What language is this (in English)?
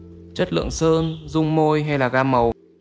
Vietnamese